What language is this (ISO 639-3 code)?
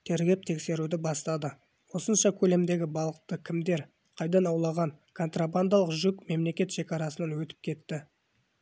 kaz